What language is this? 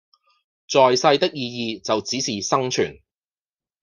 Cantonese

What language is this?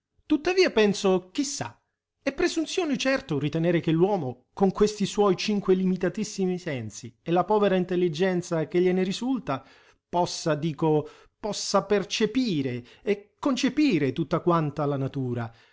Italian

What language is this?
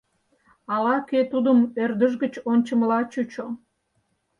Mari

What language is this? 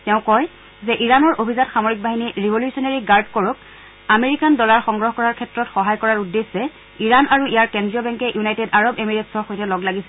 Assamese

